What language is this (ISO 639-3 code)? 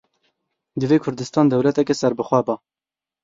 kur